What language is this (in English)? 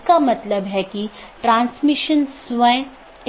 Hindi